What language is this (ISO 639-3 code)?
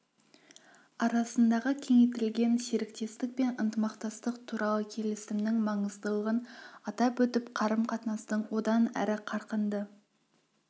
kaz